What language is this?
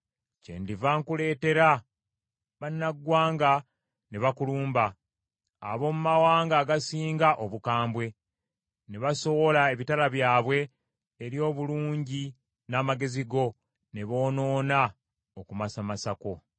Ganda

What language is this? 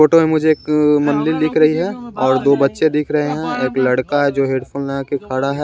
Hindi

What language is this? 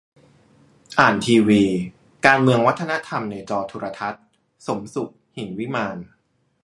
Thai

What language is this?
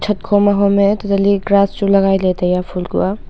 Wancho Naga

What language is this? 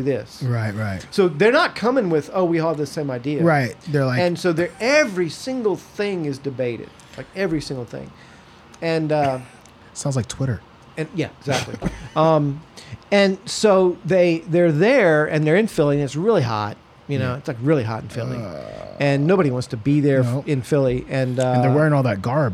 English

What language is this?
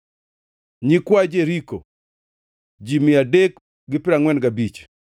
Luo (Kenya and Tanzania)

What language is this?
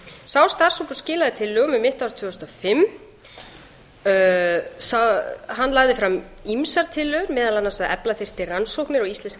Icelandic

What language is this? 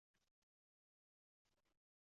Uzbek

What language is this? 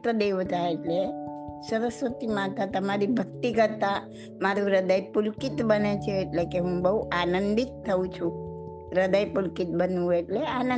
Gujarati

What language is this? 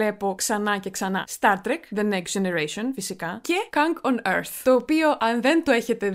Greek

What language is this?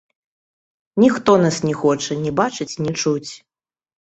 Belarusian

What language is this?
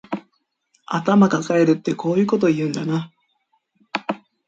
Japanese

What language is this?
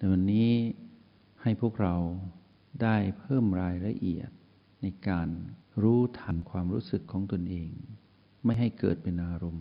Thai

